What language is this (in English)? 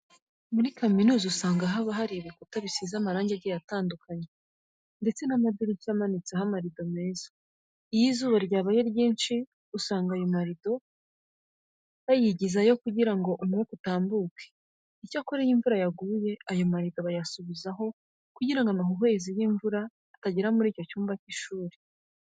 Kinyarwanda